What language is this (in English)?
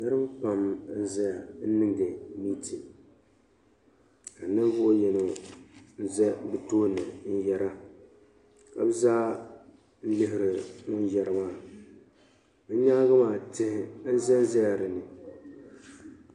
Dagbani